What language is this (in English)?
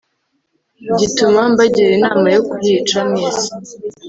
Kinyarwanda